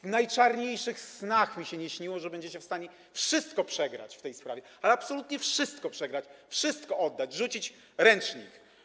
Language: Polish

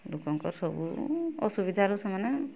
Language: Odia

